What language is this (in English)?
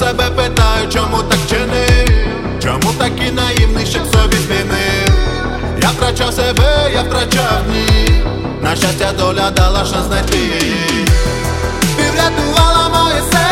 Ukrainian